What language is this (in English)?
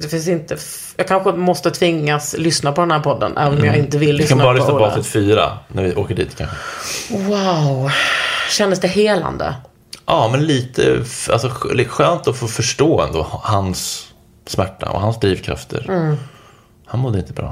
Swedish